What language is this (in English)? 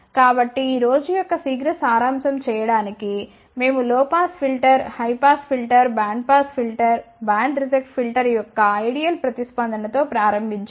Telugu